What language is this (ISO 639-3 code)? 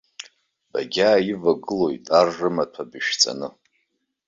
abk